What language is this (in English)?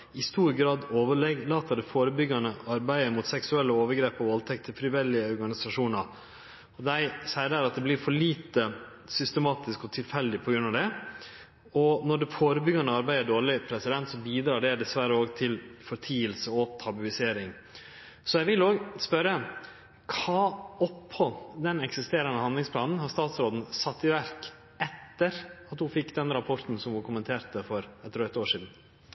Norwegian Nynorsk